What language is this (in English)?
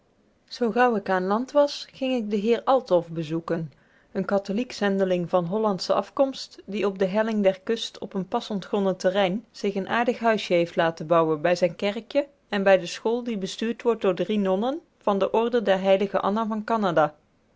Dutch